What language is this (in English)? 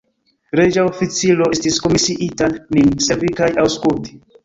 Esperanto